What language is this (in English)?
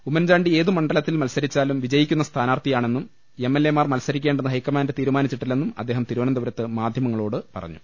Malayalam